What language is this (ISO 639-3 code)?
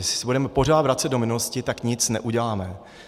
ces